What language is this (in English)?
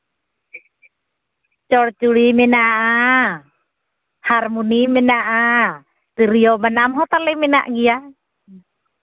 Santali